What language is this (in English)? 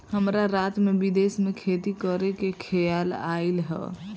Bhojpuri